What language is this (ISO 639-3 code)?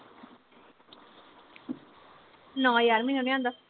pan